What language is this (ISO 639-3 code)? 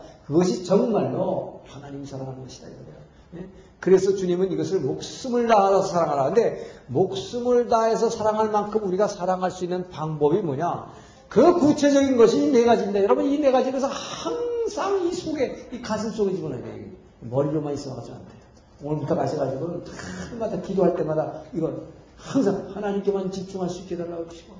kor